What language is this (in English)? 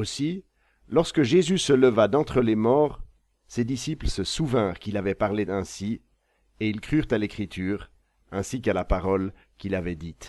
French